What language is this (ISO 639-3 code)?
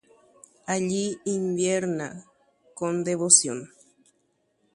grn